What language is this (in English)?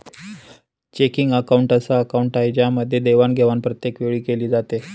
Marathi